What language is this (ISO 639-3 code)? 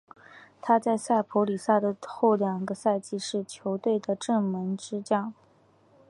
zho